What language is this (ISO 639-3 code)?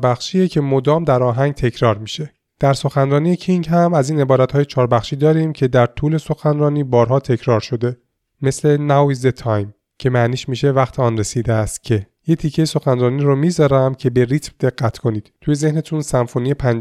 fas